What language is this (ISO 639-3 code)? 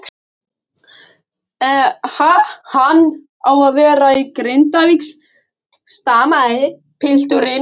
isl